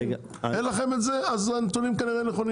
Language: Hebrew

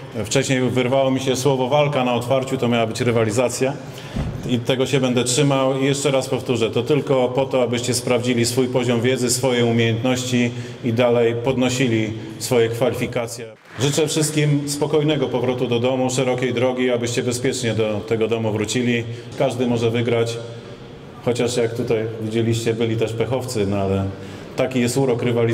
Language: Polish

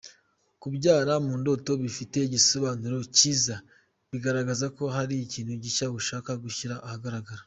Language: Kinyarwanda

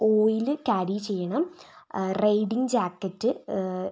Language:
Malayalam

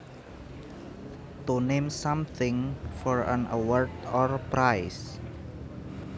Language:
Javanese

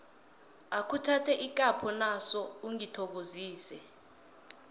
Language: South Ndebele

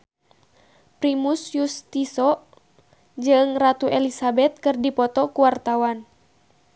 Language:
Sundanese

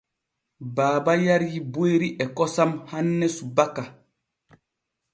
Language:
Borgu Fulfulde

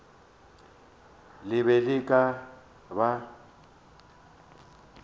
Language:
Northern Sotho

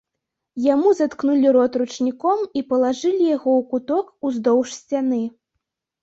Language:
Belarusian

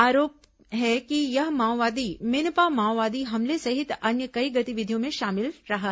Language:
Hindi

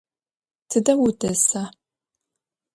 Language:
Adyghe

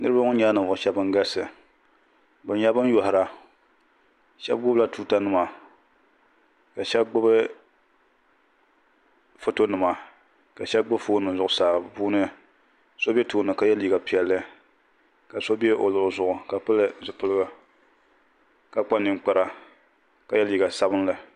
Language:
Dagbani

